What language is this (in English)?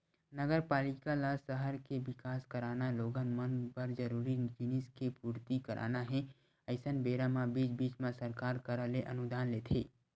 Chhattisgarhi